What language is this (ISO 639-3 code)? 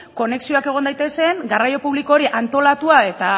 eus